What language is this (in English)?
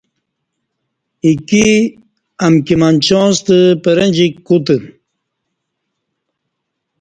Kati